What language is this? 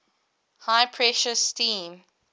English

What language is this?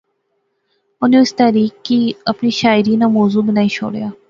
Pahari-Potwari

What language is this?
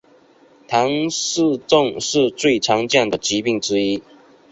Chinese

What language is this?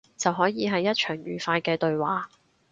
Cantonese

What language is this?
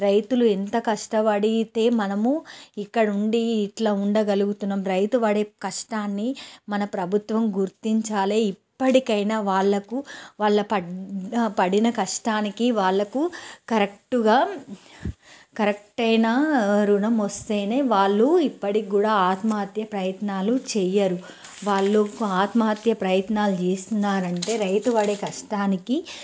Telugu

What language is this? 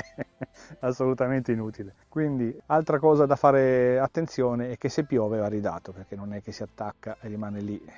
Italian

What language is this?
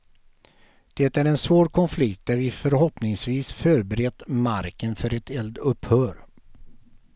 Swedish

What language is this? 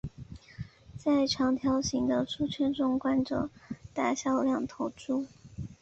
Chinese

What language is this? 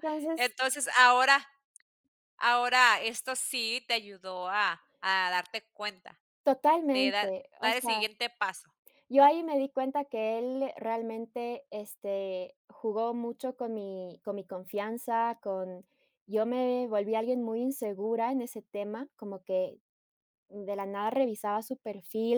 Spanish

